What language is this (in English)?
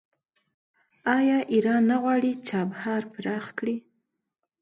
Pashto